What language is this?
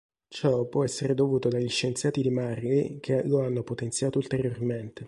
Italian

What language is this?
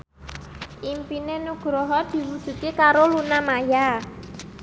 Javanese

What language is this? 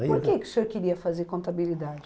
Portuguese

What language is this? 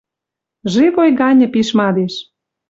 Western Mari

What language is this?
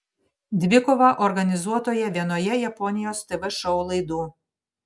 Lithuanian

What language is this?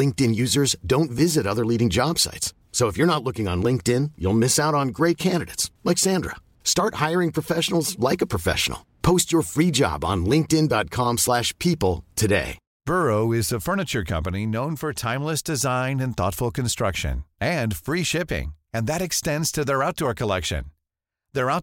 Filipino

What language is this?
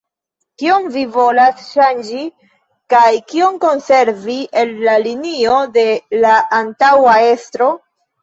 Esperanto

